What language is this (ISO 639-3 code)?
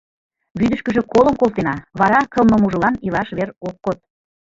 chm